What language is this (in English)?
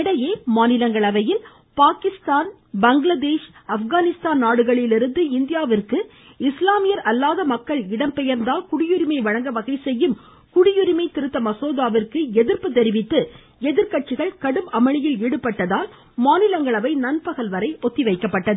Tamil